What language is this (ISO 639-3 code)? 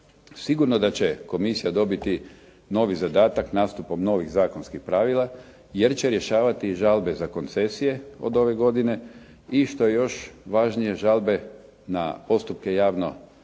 hrv